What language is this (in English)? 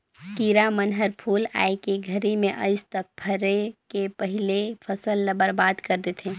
Chhattisgarhi